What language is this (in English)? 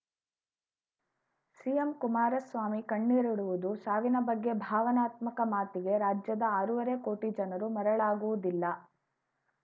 Kannada